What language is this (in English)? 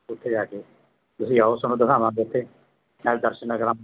Punjabi